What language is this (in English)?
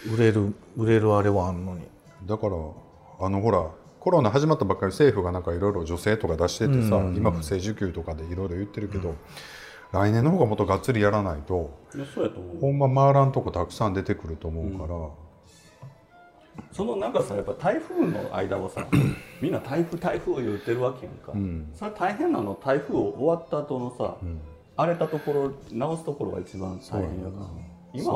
Japanese